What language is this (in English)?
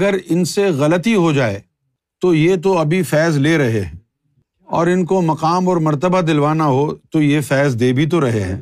Urdu